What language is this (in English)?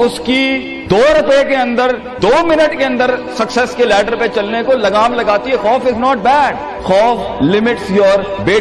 Urdu